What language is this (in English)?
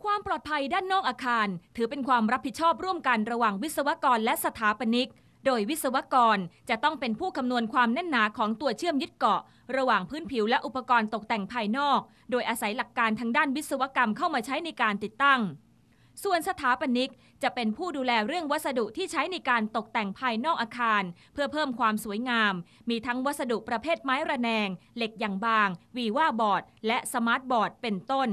Thai